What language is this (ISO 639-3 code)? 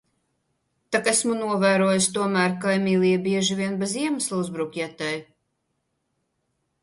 lav